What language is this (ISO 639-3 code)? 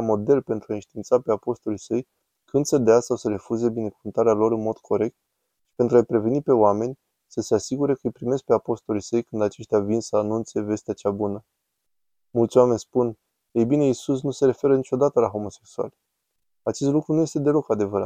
ron